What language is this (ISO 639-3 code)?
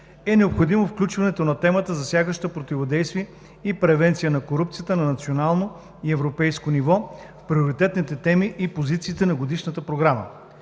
bul